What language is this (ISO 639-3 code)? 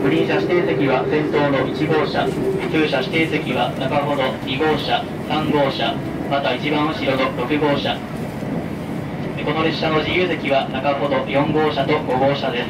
jpn